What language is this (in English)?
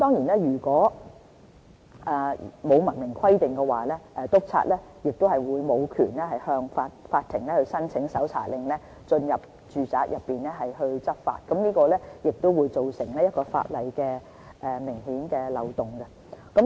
Cantonese